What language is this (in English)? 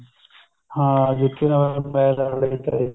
Punjabi